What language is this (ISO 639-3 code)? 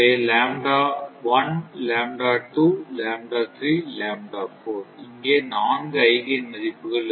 tam